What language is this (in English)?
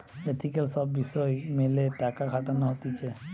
Bangla